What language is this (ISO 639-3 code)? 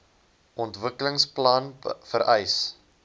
afr